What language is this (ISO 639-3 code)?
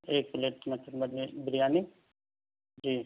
urd